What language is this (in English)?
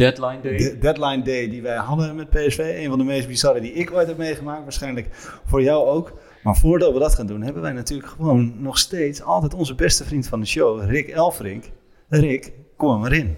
Dutch